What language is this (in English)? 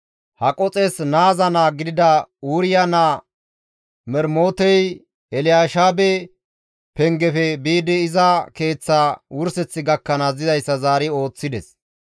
Gamo